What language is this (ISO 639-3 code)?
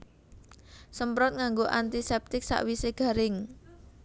jav